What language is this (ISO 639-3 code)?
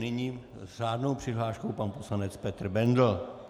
ces